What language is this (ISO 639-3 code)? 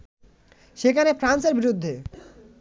ben